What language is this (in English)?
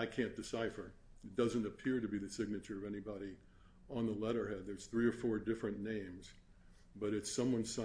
English